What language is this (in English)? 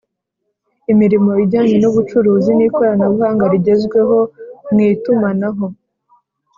Kinyarwanda